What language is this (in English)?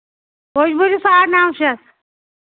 Kashmiri